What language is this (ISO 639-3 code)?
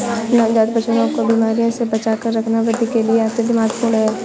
hin